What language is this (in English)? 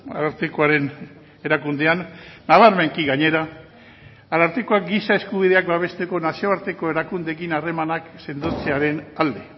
Basque